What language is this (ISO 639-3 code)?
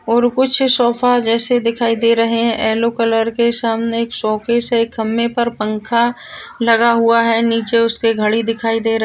mwr